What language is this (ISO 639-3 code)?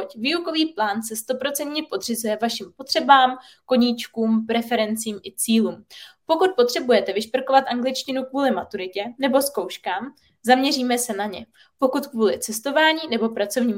ces